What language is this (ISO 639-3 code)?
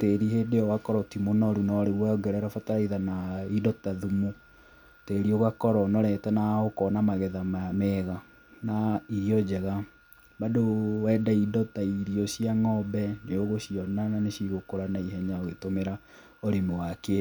kik